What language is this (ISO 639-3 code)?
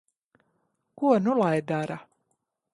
lav